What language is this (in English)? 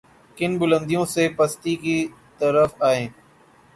Urdu